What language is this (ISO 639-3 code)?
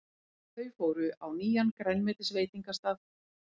isl